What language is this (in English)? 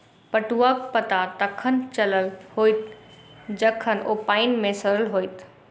Maithili